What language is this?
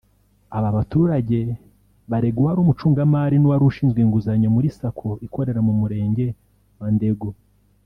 Kinyarwanda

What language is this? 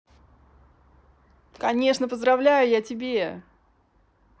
Russian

